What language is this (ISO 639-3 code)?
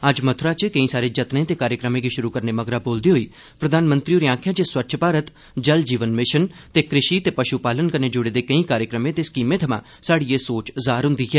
doi